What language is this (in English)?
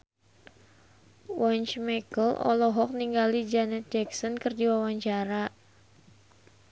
Sundanese